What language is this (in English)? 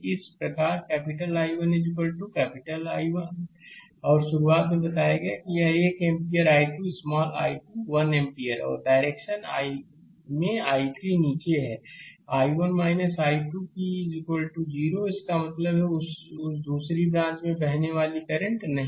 Hindi